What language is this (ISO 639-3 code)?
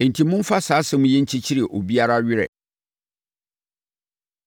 aka